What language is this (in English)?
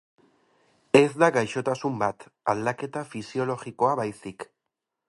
Basque